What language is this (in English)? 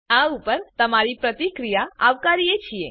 Gujarati